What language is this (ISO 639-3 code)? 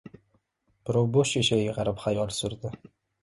uzb